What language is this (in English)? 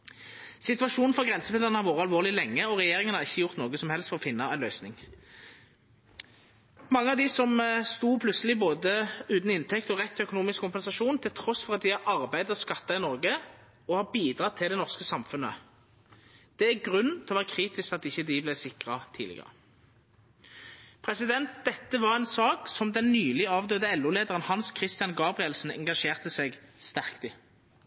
Norwegian Nynorsk